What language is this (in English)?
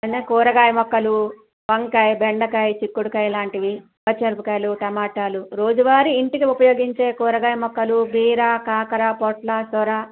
Telugu